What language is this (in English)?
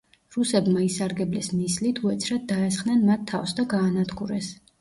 Georgian